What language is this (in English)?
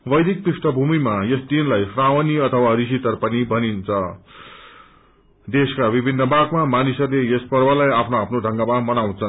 Nepali